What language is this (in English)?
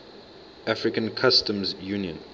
English